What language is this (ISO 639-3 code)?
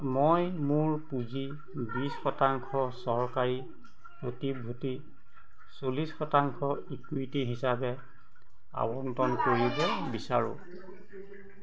asm